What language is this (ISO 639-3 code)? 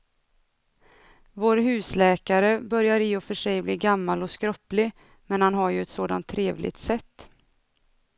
swe